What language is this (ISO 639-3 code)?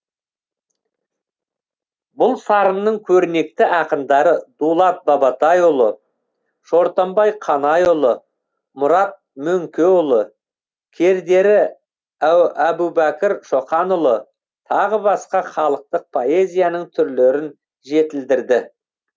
kaz